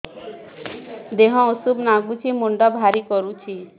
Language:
Odia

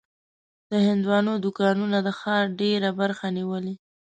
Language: Pashto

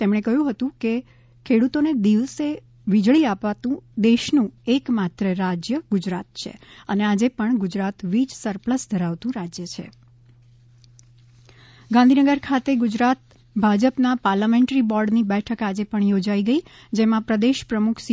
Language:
Gujarati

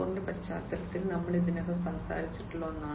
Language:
Malayalam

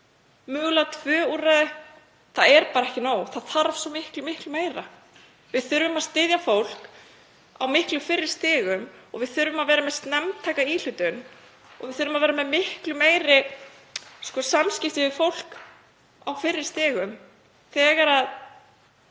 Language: Icelandic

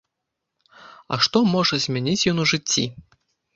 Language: Belarusian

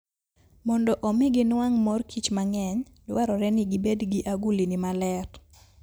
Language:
Luo (Kenya and Tanzania)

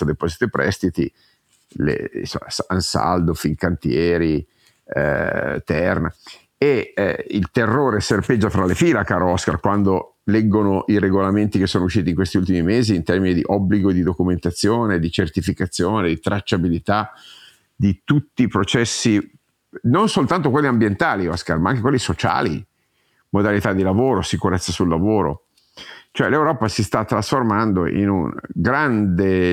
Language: Italian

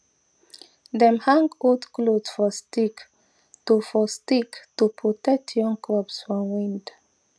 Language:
Nigerian Pidgin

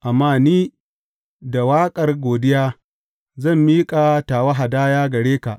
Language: Hausa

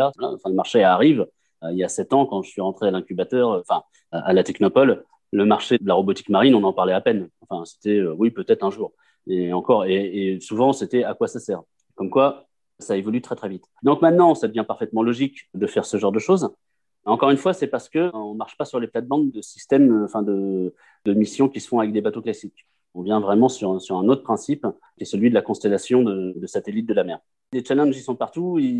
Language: French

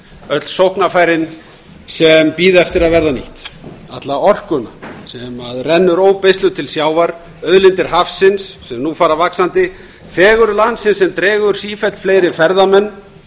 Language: Icelandic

